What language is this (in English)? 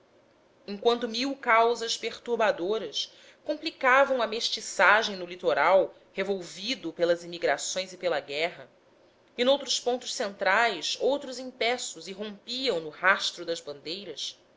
Portuguese